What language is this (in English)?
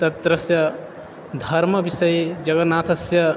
Sanskrit